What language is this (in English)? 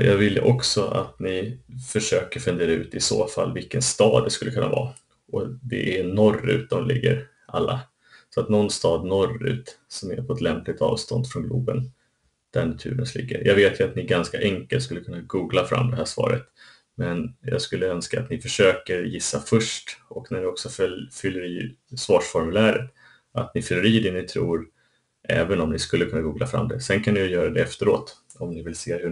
Swedish